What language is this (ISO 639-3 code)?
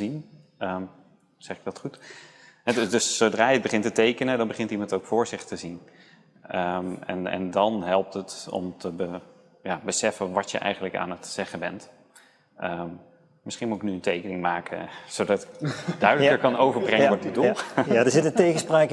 nld